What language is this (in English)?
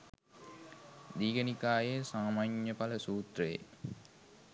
Sinhala